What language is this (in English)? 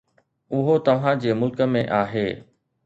Sindhi